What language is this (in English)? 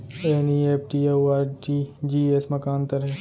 Chhattisgarhi